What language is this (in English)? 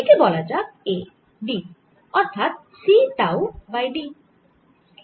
Bangla